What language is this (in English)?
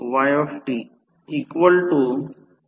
Marathi